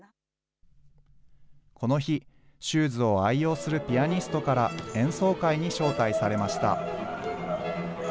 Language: Japanese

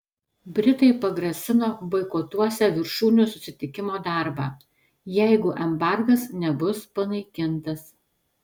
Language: Lithuanian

